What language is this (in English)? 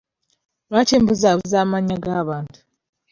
Ganda